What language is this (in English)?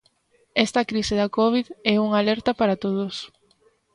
Galician